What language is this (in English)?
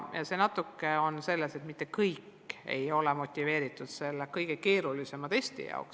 Estonian